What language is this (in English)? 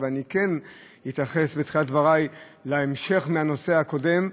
Hebrew